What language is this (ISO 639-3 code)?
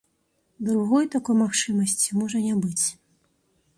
bel